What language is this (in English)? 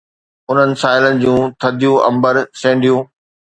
Sindhi